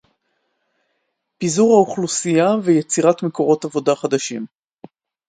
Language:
Hebrew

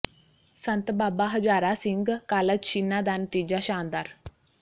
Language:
Punjabi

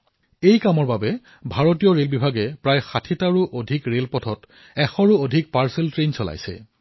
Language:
Assamese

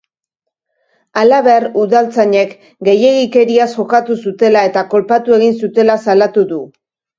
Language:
Basque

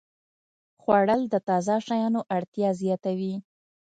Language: Pashto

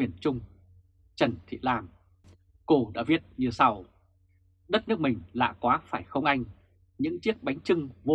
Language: Vietnamese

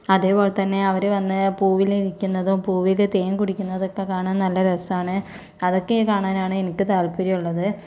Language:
Malayalam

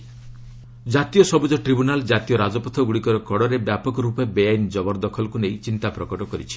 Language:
Odia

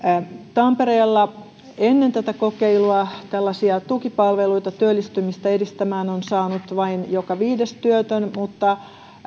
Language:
Finnish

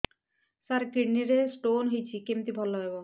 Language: Odia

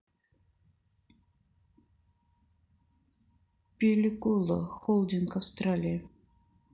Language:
Russian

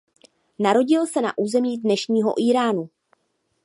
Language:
Czech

